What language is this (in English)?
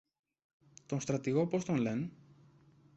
Greek